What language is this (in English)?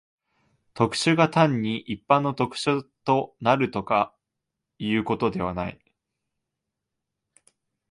Japanese